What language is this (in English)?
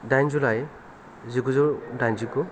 Bodo